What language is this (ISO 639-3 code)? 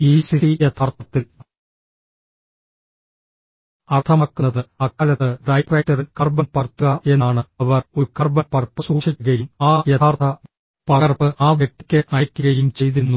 mal